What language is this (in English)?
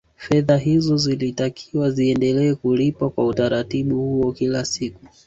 Swahili